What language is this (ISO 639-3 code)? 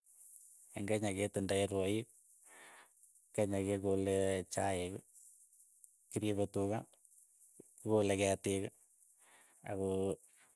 eyo